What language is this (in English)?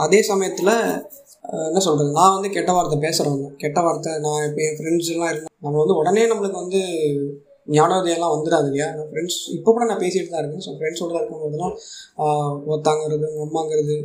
Tamil